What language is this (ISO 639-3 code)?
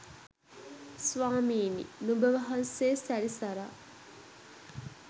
sin